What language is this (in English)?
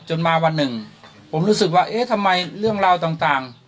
Thai